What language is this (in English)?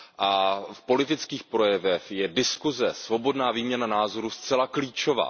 Czech